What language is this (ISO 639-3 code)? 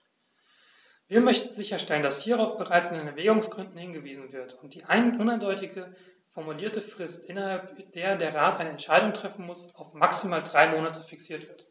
deu